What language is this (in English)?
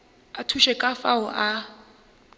Northern Sotho